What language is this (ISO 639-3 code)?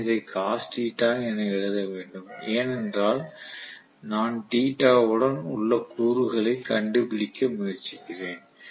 tam